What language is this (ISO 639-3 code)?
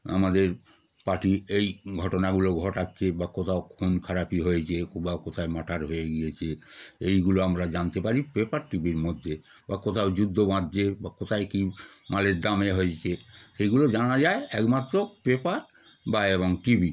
ben